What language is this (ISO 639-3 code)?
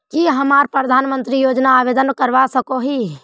mag